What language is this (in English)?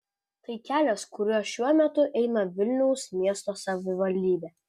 Lithuanian